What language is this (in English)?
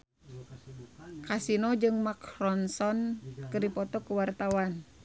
Sundanese